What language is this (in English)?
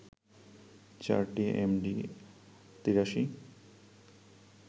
Bangla